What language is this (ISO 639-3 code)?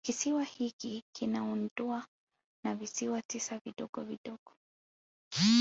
swa